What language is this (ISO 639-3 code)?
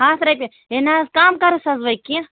kas